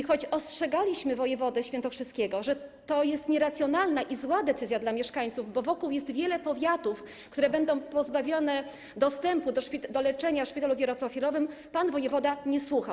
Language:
Polish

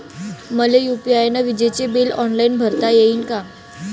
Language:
Marathi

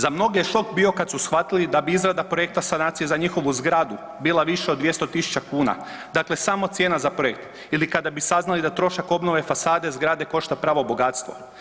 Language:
Croatian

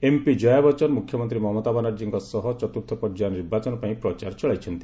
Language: Odia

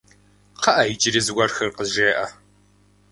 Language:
Kabardian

